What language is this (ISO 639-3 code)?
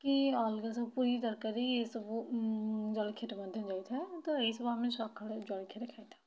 ori